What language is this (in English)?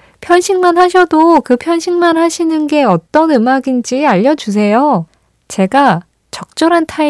Korean